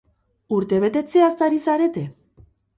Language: Basque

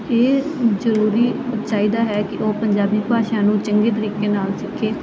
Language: Punjabi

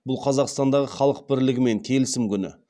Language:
Kazakh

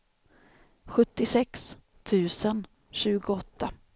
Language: Swedish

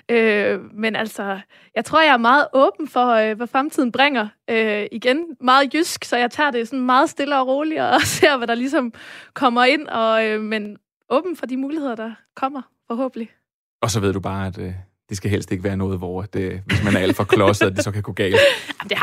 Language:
Danish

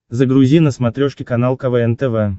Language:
Russian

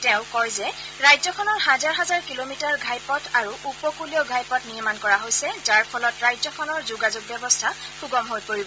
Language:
Assamese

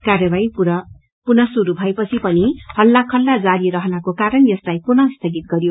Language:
Nepali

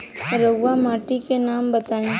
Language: Bhojpuri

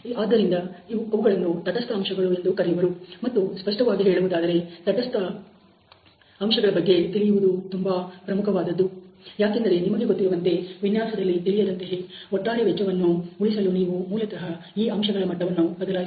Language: Kannada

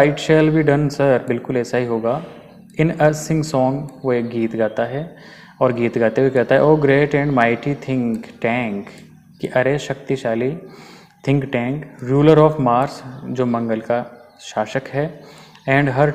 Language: Hindi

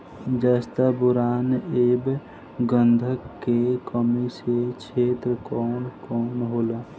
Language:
Bhojpuri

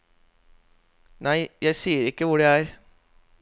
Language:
Norwegian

